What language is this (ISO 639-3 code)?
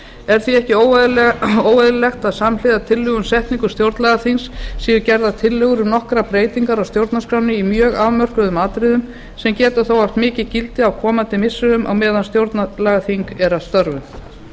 isl